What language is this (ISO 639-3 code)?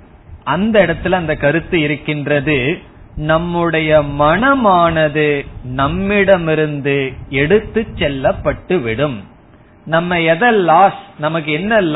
tam